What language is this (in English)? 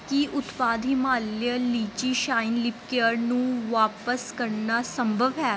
Punjabi